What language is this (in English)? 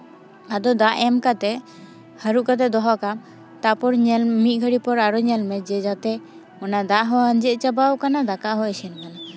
Santali